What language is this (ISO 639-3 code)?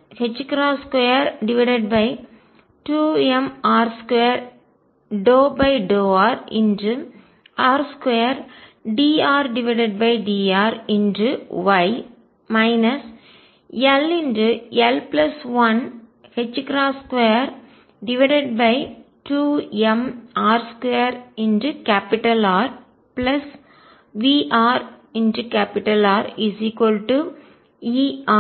tam